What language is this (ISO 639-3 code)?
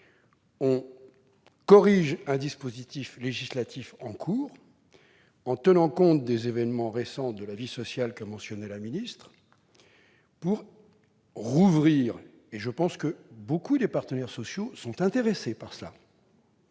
fra